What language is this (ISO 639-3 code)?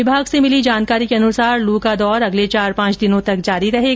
hin